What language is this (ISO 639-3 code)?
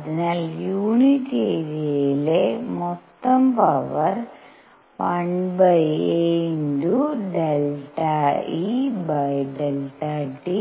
mal